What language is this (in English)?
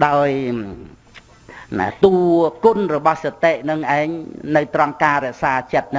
Vietnamese